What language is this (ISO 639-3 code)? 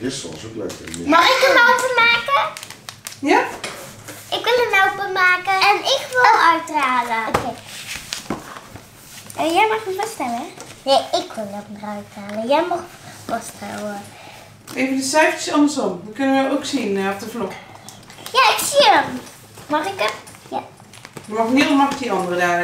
nld